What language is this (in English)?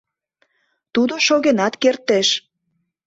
Mari